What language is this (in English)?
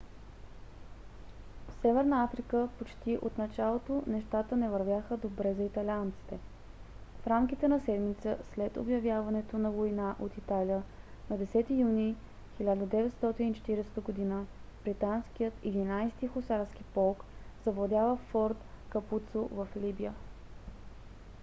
Bulgarian